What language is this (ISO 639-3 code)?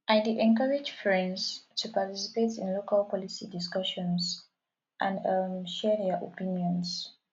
pcm